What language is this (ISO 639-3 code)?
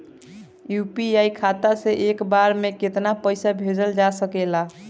bho